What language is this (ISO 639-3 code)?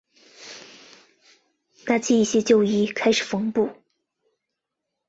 zho